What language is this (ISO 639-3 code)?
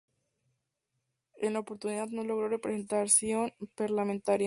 spa